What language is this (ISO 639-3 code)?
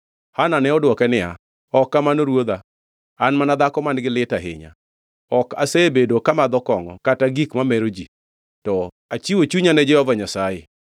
luo